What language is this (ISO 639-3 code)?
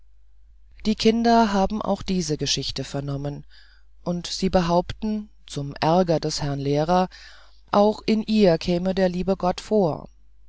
deu